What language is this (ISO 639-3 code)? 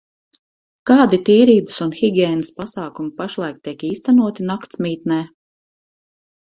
lav